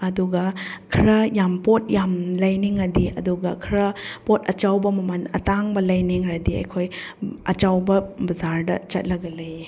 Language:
Manipuri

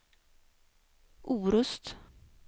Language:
Swedish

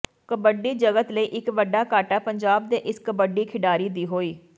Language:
Punjabi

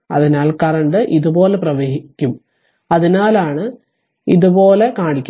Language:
Malayalam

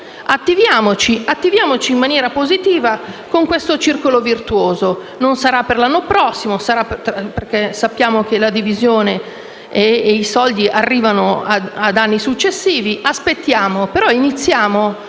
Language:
Italian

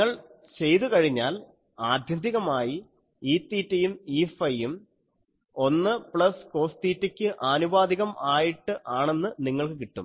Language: Malayalam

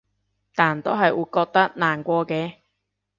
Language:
Cantonese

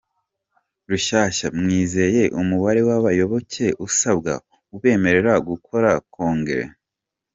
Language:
Kinyarwanda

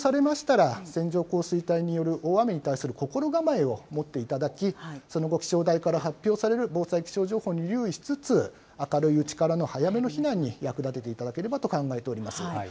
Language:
Japanese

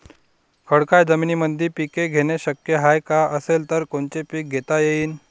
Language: Marathi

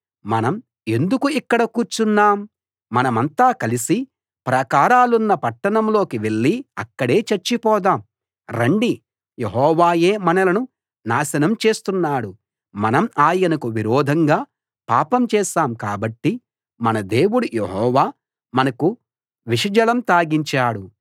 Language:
Telugu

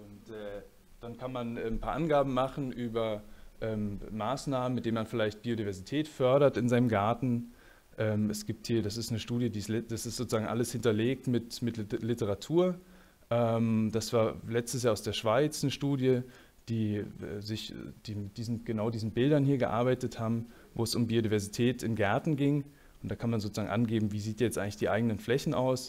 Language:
German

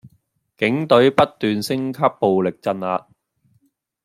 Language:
Cantonese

